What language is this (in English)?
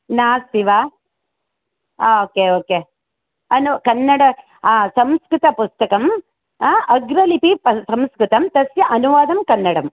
Sanskrit